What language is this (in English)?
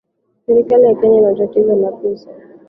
Swahili